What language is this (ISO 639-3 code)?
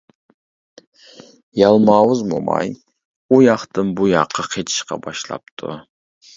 uig